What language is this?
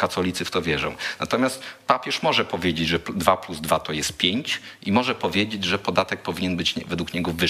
Polish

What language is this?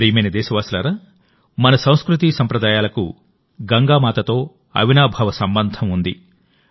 Telugu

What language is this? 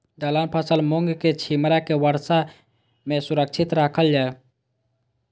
Maithili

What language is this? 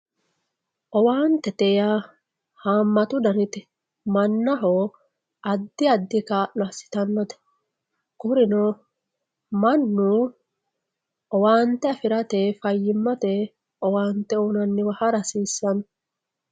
Sidamo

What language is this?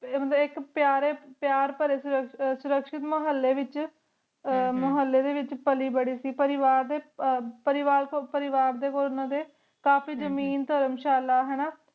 Punjabi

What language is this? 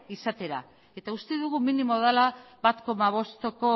Basque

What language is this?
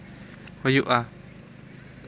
Santali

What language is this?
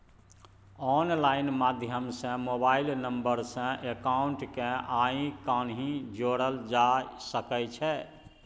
Maithili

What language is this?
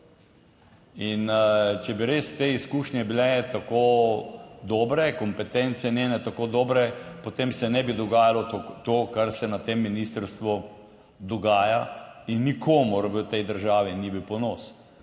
Slovenian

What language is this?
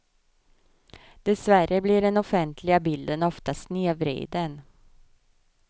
Swedish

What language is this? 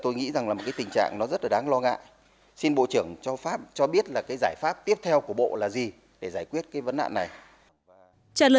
Vietnamese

